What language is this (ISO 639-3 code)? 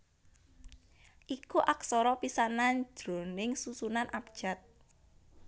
jav